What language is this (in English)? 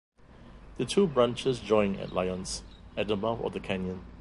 English